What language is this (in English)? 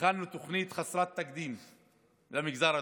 Hebrew